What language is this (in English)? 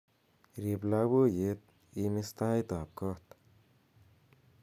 Kalenjin